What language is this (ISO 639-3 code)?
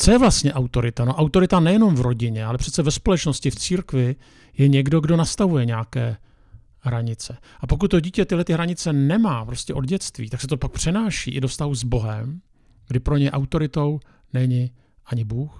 ces